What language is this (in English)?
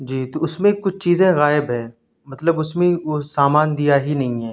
Urdu